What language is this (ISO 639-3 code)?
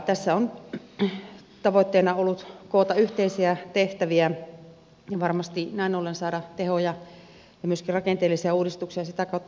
fin